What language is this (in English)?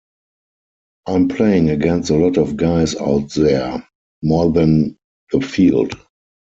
English